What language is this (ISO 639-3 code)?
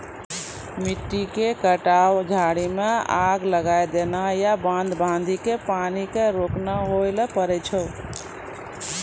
mai